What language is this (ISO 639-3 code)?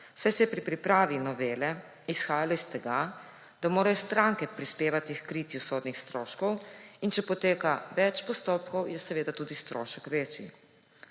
slv